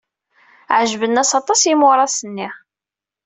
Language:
Kabyle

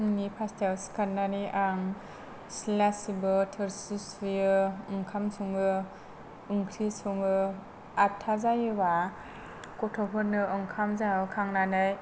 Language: Bodo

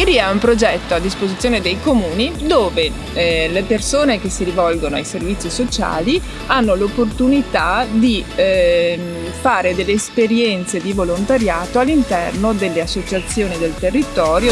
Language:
Italian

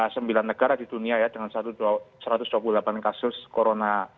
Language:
Indonesian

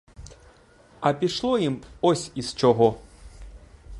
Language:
Ukrainian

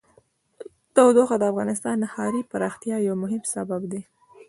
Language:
Pashto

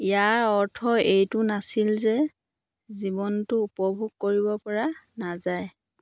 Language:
Assamese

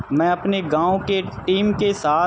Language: Urdu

